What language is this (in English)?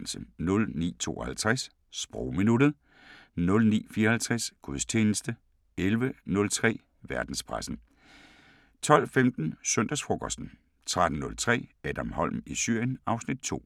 Danish